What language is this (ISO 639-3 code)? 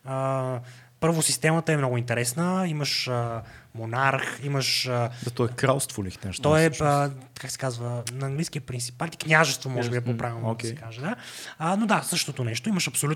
bul